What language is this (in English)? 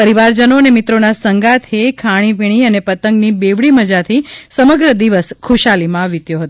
Gujarati